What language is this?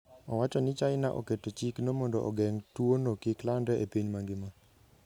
Luo (Kenya and Tanzania)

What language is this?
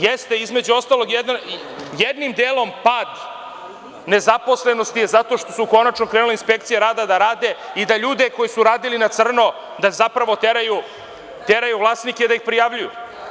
Serbian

